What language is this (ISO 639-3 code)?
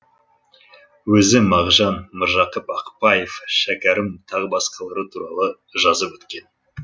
kaz